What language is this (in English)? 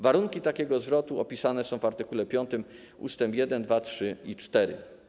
Polish